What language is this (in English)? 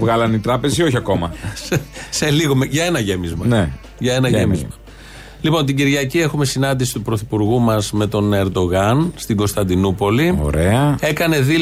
Greek